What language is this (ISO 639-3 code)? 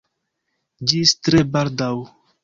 epo